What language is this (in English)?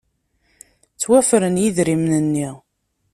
Kabyle